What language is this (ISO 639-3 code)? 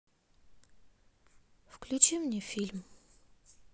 rus